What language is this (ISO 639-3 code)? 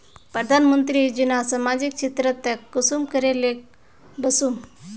mag